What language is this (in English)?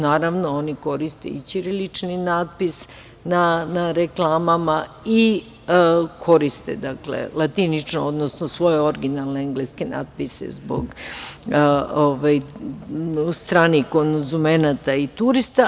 Serbian